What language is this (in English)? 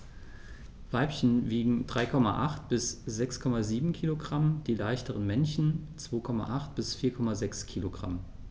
German